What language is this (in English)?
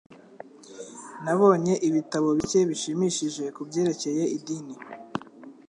Kinyarwanda